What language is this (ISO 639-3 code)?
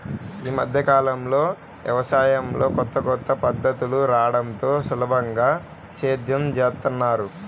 tel